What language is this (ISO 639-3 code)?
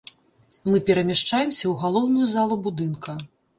bel